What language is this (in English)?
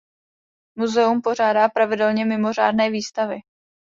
Czech